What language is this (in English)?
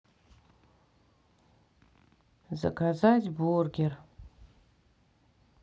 Russian